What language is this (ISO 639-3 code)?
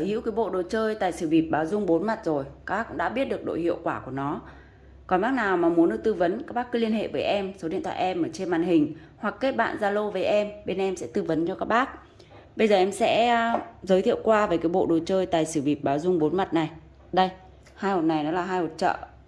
vie